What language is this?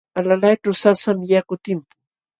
Jauja Wanca Quechua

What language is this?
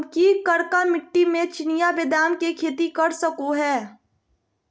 Magahi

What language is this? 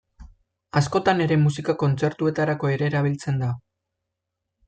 Basque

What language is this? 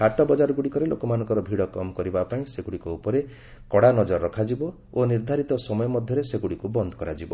Odia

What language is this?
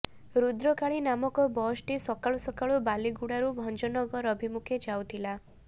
Odia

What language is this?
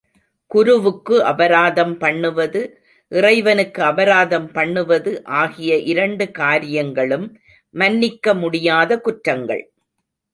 Tamil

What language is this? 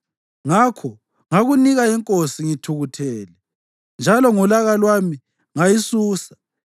North Ndebele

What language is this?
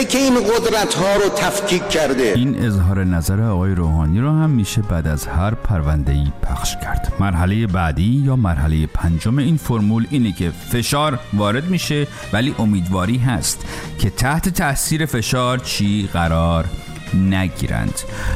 Persian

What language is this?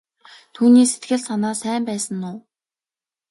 Mongolian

